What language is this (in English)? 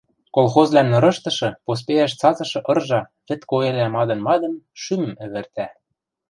Western Mari